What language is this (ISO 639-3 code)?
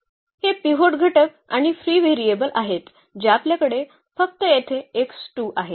mar